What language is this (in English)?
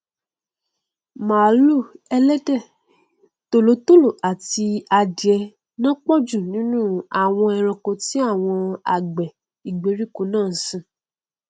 Yoruba